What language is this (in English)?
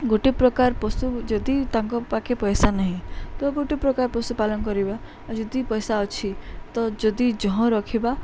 Odia